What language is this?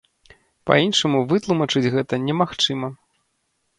Belarusian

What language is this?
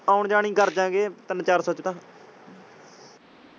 Punjabi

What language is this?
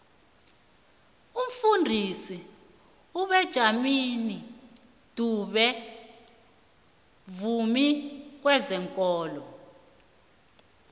South Ndebele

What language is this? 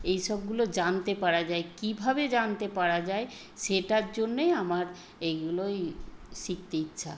Bangla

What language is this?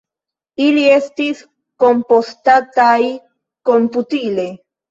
Esperanto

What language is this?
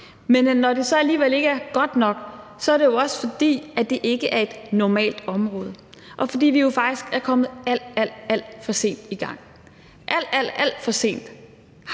Danish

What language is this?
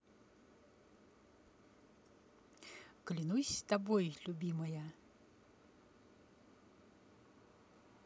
Russian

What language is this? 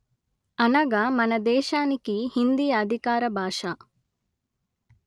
Telugu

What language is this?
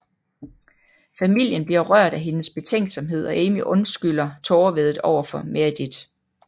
Danish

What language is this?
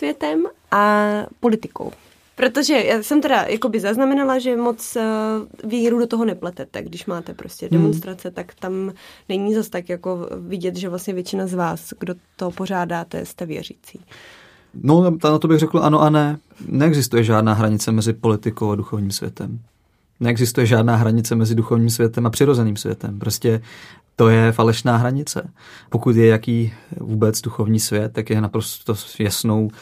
Czech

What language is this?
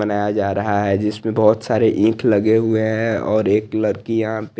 Hindi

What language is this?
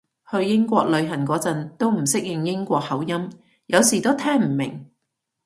Cantonese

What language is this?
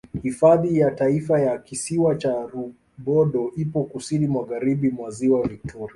Swahili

